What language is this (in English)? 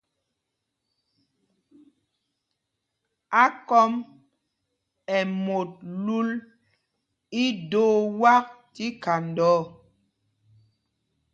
Mpumpong